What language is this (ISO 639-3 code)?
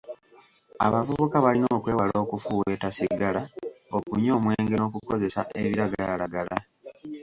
lug